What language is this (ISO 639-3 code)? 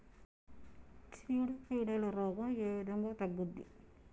tel